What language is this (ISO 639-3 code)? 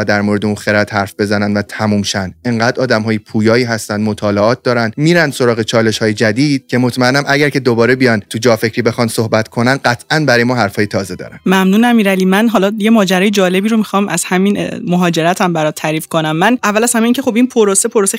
fas